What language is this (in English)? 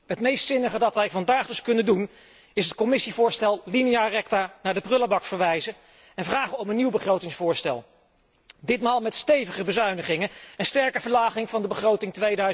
Dutch